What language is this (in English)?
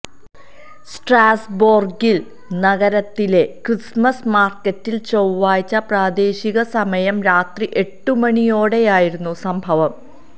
Malayalam